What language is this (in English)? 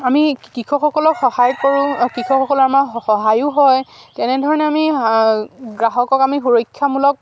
Assamese